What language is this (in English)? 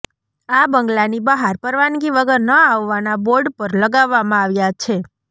Gujarati